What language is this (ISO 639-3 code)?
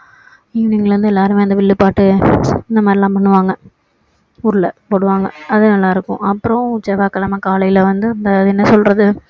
tam